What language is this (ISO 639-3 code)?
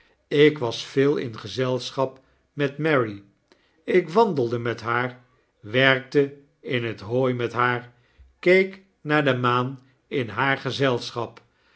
nld